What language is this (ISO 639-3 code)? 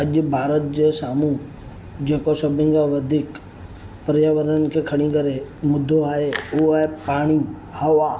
snd